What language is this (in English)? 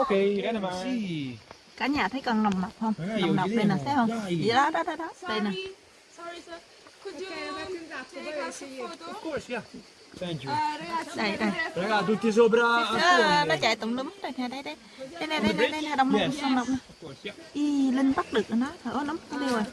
Vietnamese